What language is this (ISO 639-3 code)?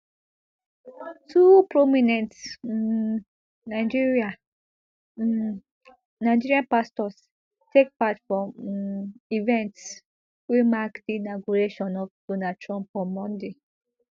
pcm